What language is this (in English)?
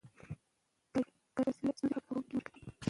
Pashto